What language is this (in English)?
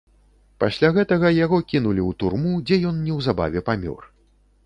Belarusian